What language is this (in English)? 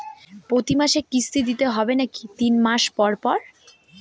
Bangla